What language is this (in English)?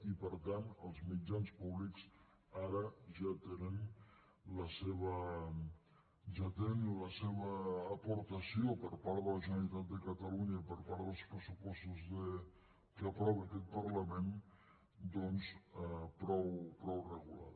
Catalan